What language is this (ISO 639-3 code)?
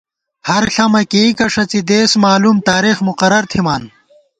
gwt